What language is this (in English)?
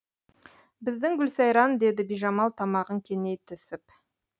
Kazakh